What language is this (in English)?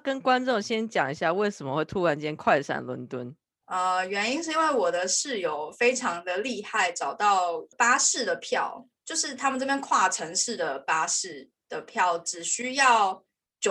Chinese